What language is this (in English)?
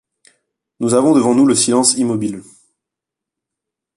French